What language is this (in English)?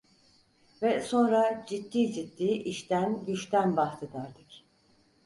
Turkish